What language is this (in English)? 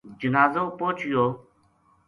Gujari